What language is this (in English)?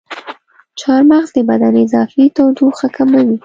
Pashto